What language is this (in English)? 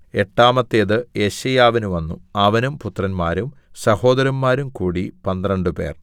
Malayalam